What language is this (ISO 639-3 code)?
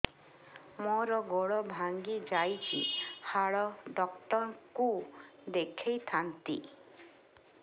ori